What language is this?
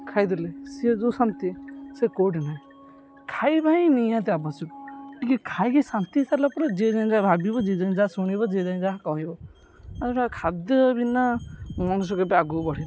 Odia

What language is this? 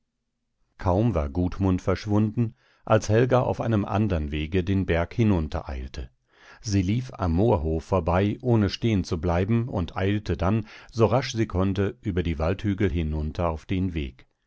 German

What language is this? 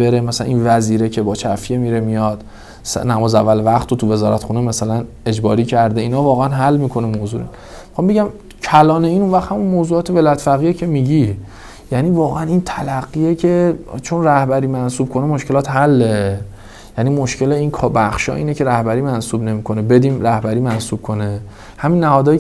Persian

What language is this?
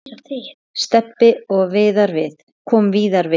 Icelandic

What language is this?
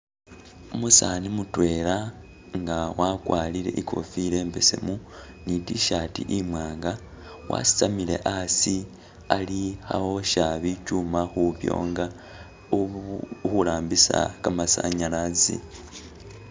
Masaaba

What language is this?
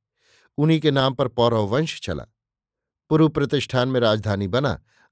Hindi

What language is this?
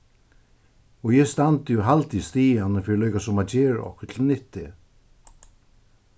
Faroese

